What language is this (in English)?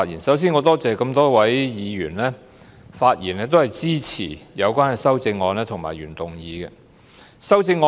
Cantonese